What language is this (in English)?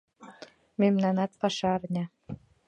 Mari